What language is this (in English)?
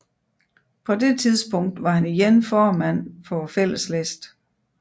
Danish